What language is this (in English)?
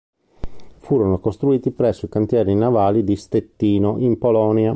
Italian